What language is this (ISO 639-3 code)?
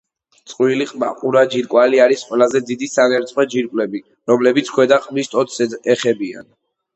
kat